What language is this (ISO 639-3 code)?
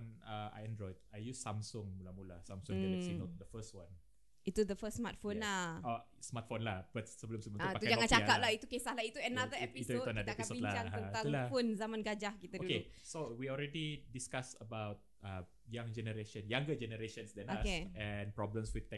msa